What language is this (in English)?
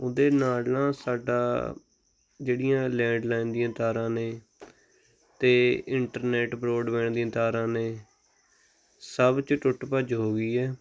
Punjabi